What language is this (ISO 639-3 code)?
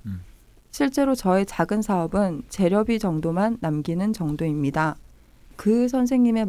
kor